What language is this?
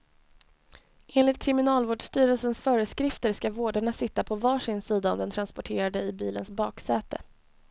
Swedish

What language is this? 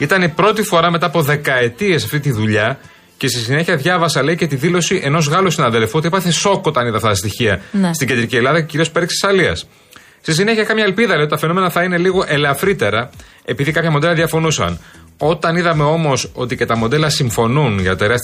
Greek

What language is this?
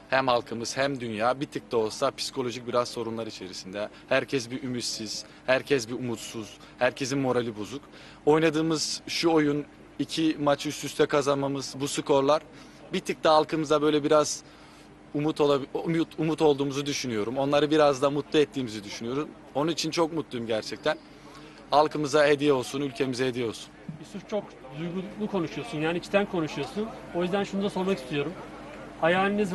Turkish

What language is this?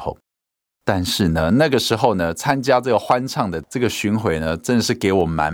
Chinese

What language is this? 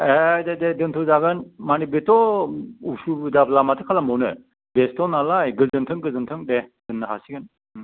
Bodo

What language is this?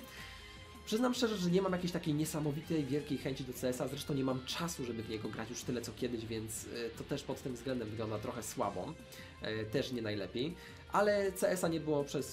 Polish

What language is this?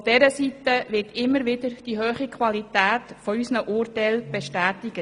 Swiss German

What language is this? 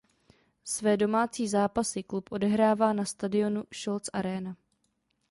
Czech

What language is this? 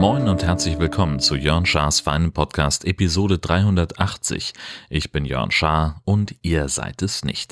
German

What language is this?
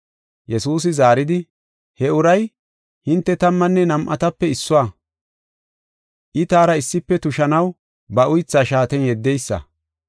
Gofa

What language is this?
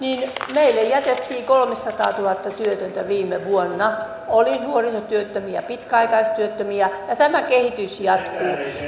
Finnish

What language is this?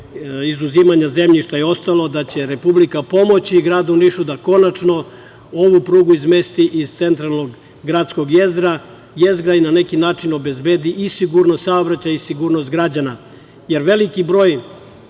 Serbian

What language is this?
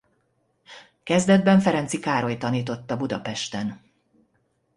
Hungarian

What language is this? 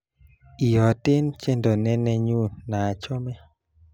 Kalenjin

